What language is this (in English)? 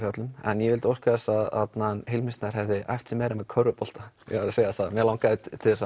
Icelandic